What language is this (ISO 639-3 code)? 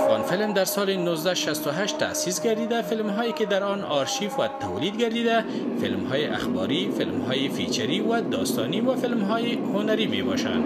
fas